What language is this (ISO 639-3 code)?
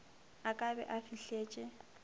nso